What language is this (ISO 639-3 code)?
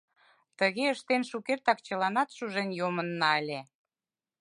chm